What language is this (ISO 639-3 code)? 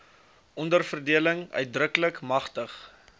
afr